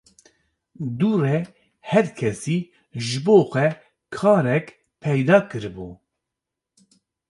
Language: Kurdish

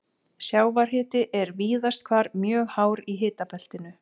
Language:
Icelandic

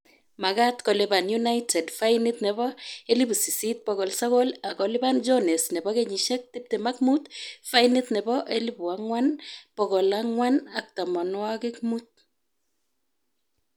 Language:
Kalenjin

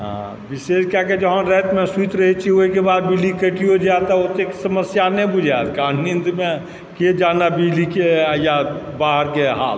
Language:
Maithili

